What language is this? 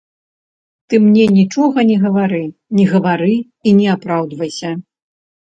Belarusian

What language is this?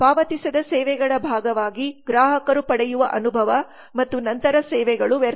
Kannada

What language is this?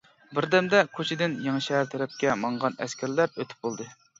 Uyghur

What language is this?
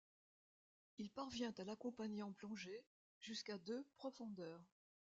French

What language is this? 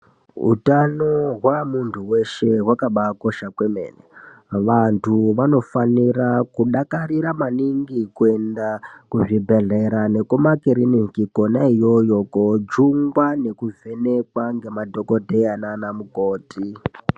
Ndau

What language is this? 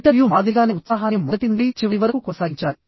Telugu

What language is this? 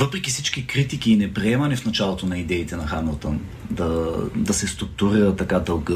Bulgarian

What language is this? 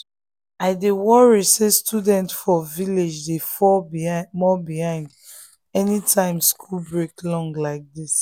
Nigerian Pidgin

